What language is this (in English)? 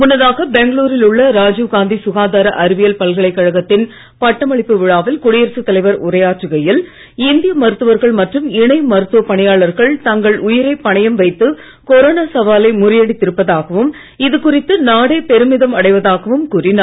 Tamil